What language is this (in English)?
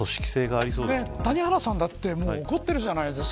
Japanese